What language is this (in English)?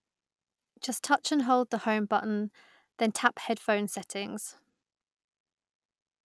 English